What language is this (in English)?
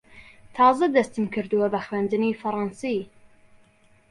Central Kurdish